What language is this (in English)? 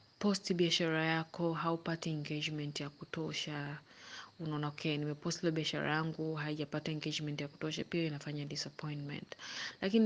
Swahili